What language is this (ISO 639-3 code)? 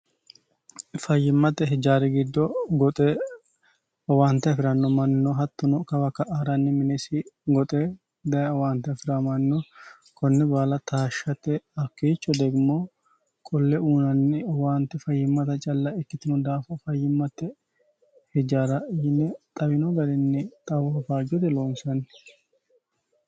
sid